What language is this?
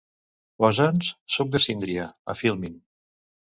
Catalan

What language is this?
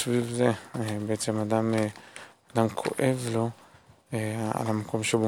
Hebrew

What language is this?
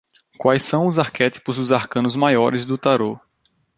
Portuguese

